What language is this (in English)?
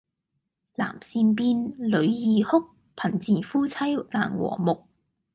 Cantonese